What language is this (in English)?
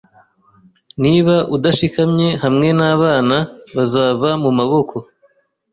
Kinyarwanda